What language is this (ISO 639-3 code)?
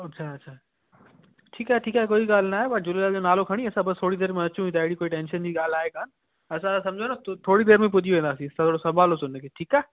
snd